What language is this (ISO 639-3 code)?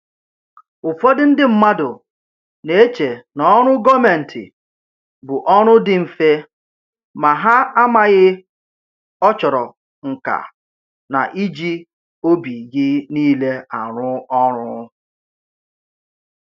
ibo